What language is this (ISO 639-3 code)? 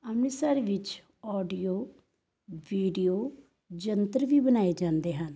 pan